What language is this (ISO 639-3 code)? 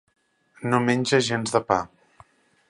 cat